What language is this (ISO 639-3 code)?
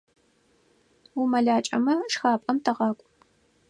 ady